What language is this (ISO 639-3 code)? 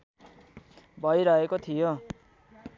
nep